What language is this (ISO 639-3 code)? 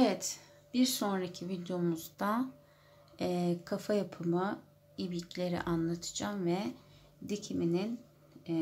tur